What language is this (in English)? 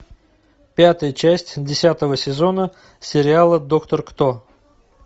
Russian